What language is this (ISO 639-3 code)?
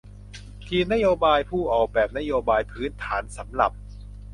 tha